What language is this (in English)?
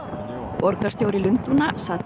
Icelandic